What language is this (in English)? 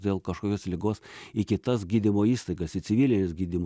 Lithuanian